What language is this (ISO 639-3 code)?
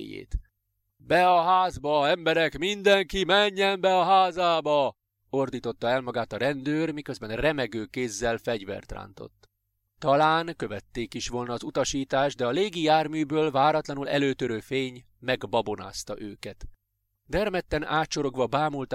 hun